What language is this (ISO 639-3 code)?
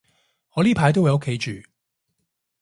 yue